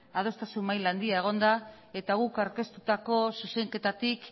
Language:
Basque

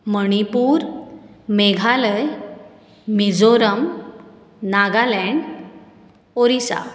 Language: Konkani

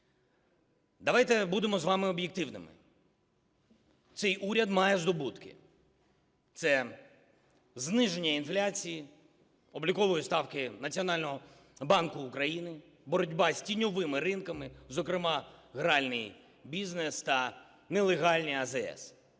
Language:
Ukrainian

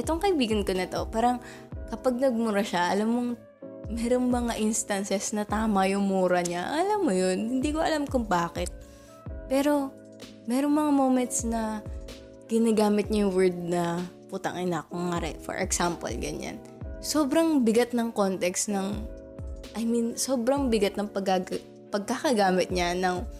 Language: Filipino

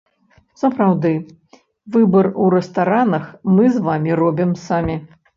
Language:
Belarusian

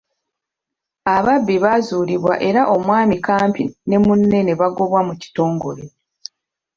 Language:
Ganda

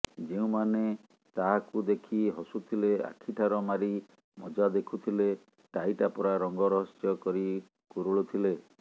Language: Odia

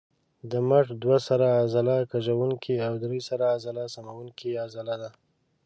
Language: Pashto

